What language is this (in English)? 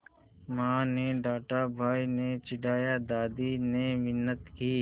Hindi